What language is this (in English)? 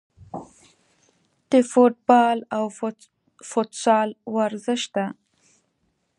Pashto